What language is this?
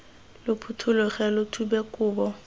Tswana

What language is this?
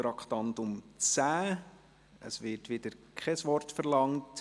Swiss German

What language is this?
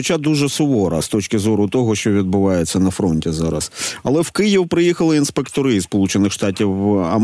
Ukrainian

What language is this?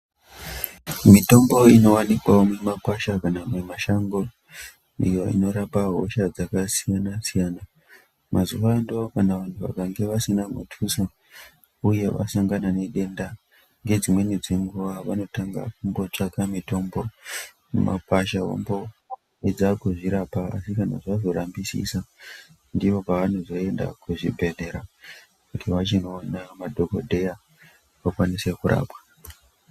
Ndau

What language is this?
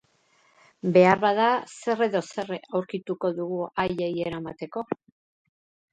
Basque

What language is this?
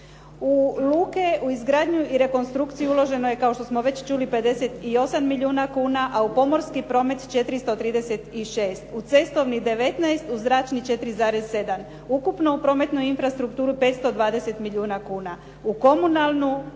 Croatian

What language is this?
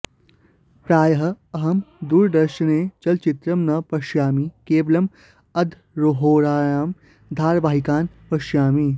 Sanskrit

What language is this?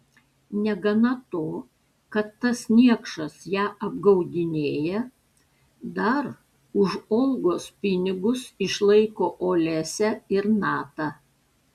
Lithuanian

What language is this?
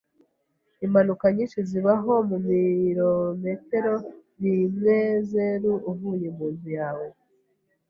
Kinyarwanda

